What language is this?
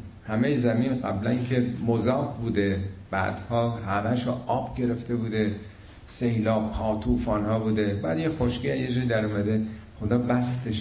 Persian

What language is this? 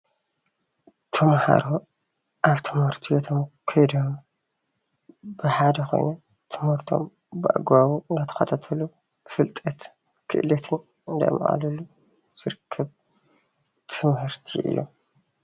Tigrinya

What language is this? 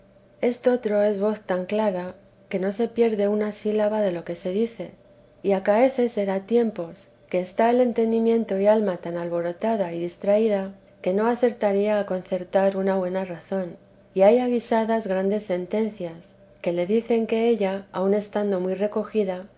Spanish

